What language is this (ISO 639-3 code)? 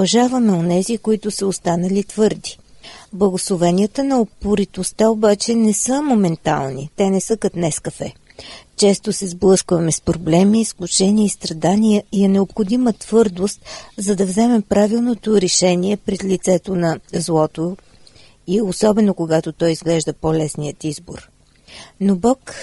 bul